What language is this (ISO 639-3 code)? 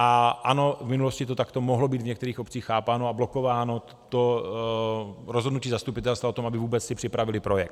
ces